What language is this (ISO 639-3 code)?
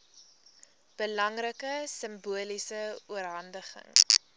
afr